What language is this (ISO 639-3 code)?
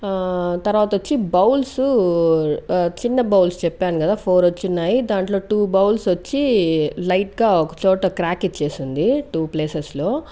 tel